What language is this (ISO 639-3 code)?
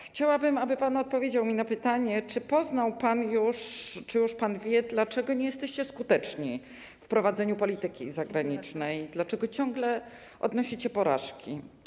pol